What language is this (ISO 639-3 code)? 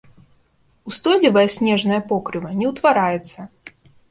bel